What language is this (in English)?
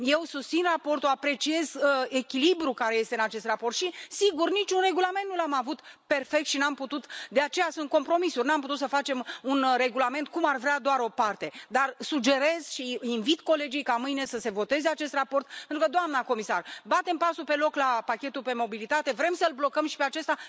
Romanian